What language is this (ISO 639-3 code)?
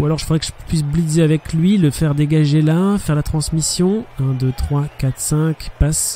fra